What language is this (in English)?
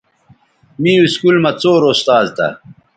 Bateri